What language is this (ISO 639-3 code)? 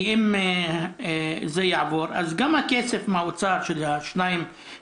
heb